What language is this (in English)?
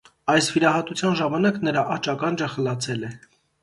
Armenian